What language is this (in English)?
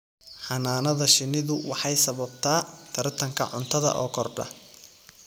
Somali